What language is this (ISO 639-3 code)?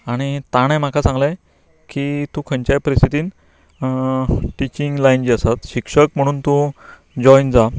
kok